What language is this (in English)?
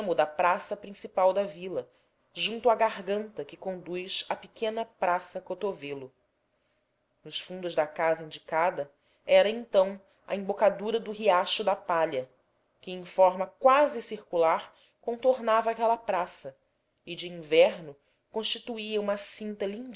Portuguese